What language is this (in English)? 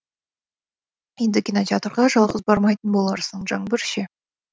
Kazakh